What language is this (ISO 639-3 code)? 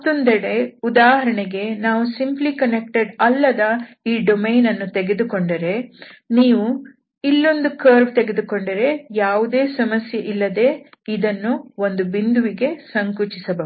kan